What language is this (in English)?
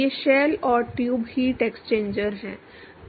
Hindi